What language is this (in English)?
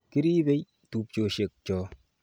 Kalenjin